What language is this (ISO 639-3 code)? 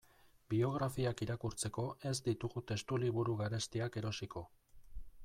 eus